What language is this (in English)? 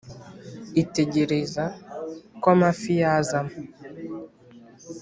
Kinyarwanda